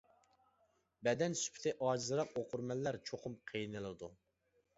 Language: Uyghur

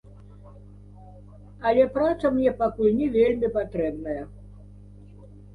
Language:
Belarusian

